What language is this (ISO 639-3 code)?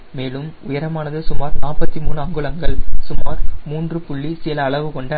tam